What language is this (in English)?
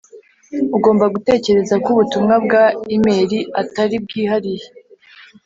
Kinyarwanda